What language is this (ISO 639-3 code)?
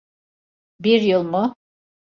tur